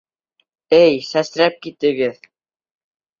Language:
Bashkir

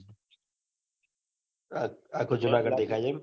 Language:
Gujarati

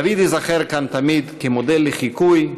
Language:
Hebrew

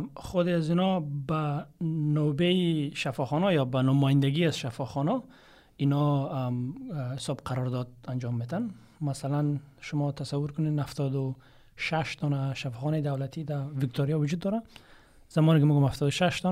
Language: Persian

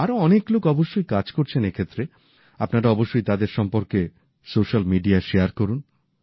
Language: Bangla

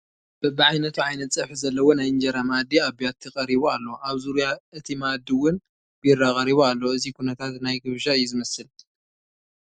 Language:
Tigrinya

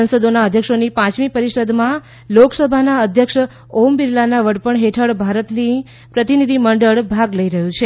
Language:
Gujarati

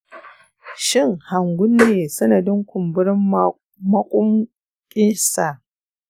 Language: Hausa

